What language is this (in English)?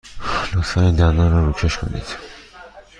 Persian